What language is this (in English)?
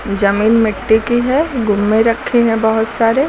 Hindi